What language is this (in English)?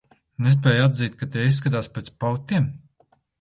Latvian